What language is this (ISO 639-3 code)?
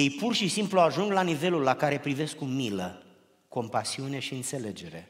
ron